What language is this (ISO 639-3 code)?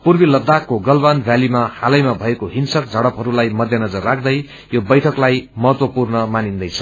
nep